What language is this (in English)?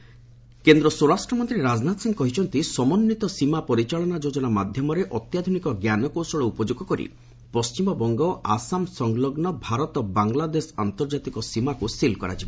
Odia